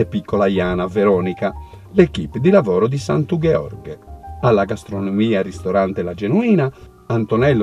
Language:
Italian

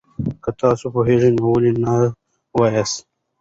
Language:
Pashto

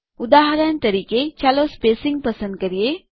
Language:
Gujarati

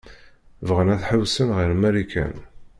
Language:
Kabyle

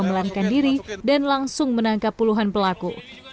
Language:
Indonesian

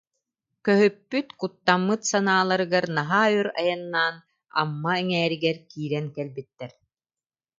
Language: Yakut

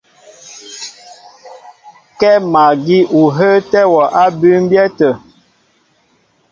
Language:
Mbo (Cameroon)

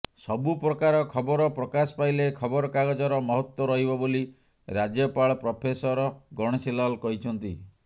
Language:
Odia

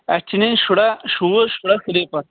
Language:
Kashmiri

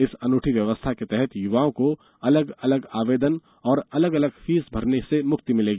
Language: Hindi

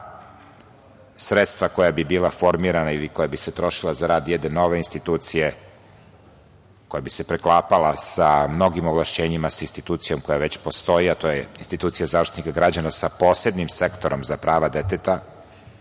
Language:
Serbian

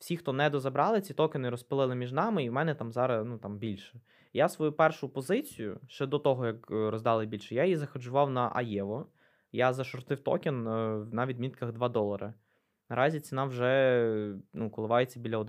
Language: Ukrainian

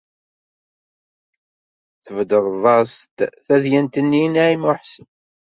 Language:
Kabyle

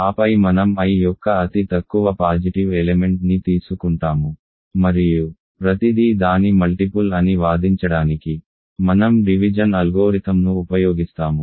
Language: Telugu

